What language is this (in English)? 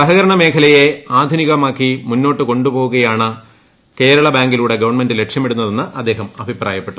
Malayalam